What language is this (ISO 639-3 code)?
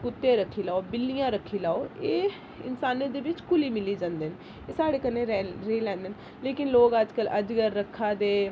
doi